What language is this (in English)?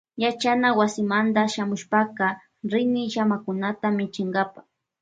Loja Highland Quichua